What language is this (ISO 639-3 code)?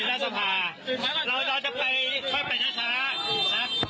tha